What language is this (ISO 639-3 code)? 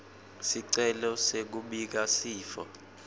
ssw